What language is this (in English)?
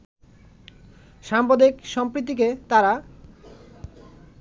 Bangla